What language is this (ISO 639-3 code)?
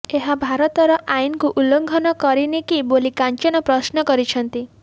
ori